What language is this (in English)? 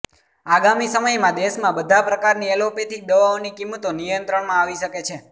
Gujarati